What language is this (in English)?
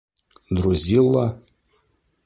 Bashkir